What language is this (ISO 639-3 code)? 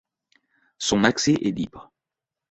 fra